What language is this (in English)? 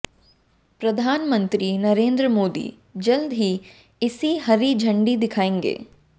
Hindi